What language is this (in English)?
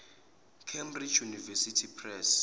Zulu